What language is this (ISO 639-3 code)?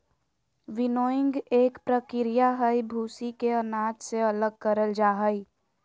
mag